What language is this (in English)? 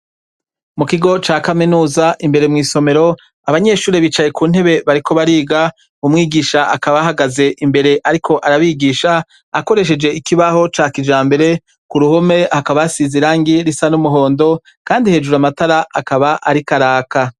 Rundi